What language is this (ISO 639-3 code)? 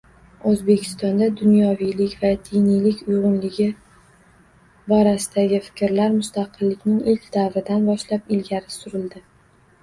uzb